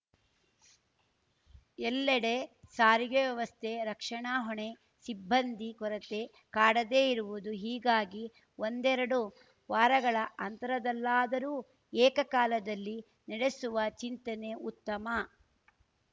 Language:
Kannada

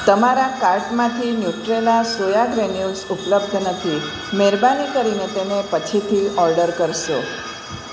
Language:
Gujarati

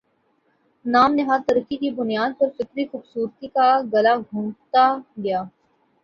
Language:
Urdu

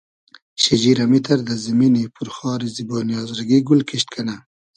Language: Hazaragi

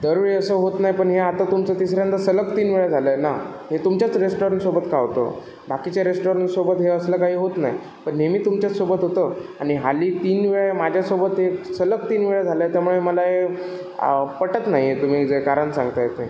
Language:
Marathi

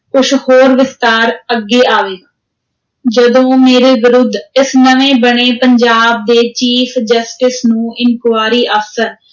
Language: Punjabi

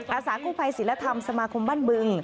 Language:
Thai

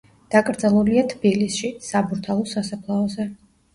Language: Georgian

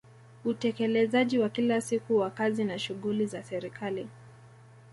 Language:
Swahili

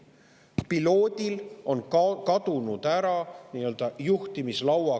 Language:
Estonian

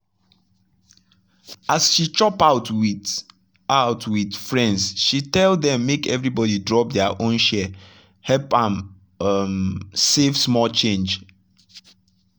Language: Nigerian Pidgin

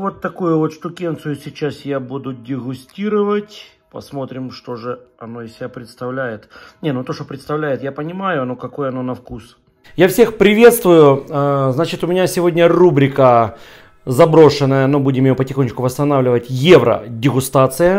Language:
Russian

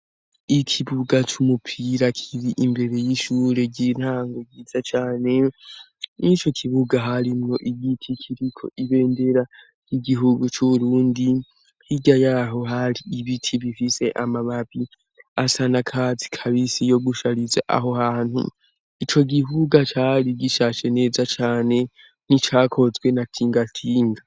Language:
Rundi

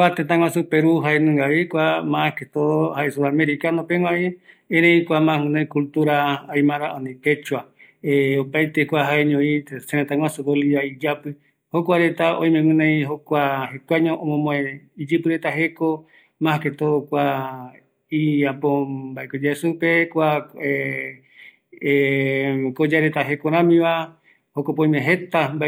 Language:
Eastern Bolivian Guaraní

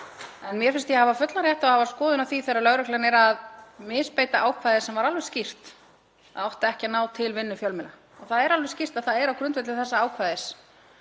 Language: Icelandic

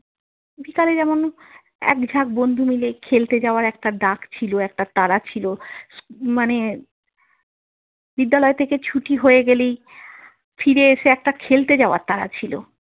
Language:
Bangla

